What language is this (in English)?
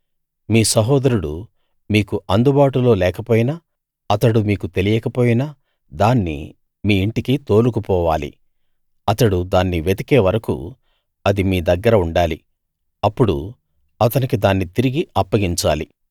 Telugu